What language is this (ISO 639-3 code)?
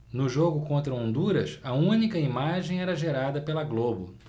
por